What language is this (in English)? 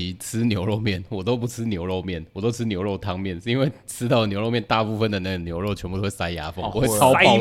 Chinese